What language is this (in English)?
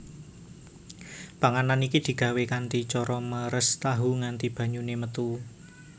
Javanese